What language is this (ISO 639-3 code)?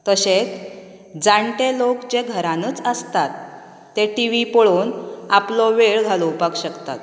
kok